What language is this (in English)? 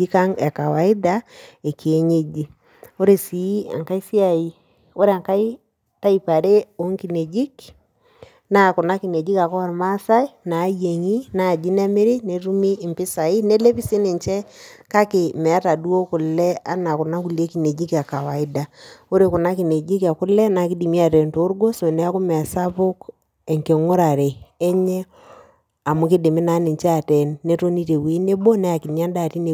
Masai